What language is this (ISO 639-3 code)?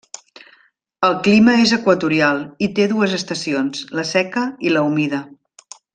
cat